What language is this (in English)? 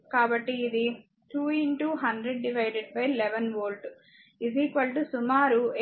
Telugu